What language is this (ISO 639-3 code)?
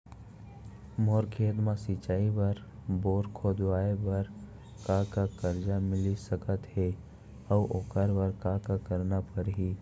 hne